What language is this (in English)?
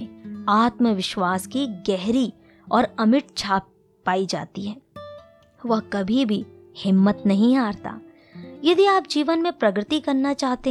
Hindi